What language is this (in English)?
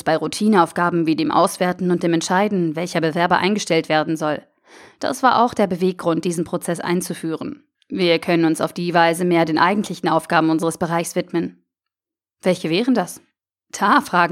German